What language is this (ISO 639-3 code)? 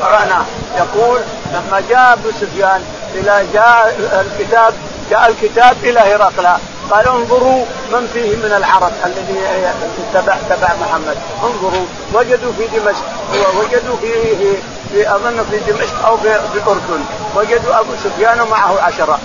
ara